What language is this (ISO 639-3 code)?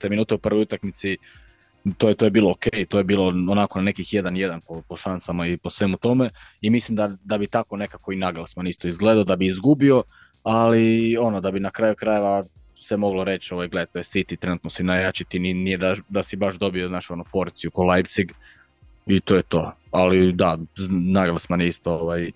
hrv